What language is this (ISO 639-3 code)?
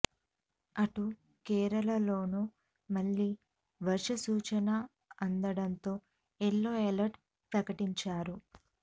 tel